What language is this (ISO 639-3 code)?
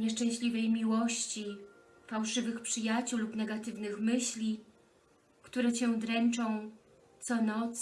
pol